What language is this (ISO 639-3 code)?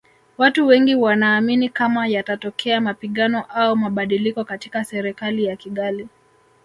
swa